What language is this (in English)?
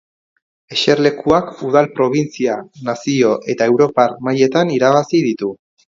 Basque